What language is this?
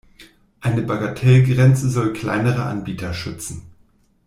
German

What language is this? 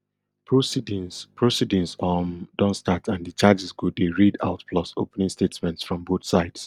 Nigerian Pidgin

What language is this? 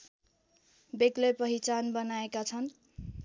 Nepali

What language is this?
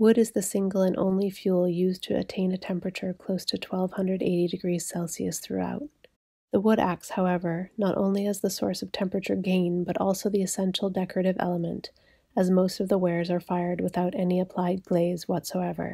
English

